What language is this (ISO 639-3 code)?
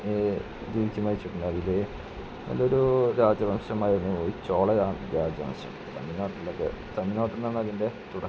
mal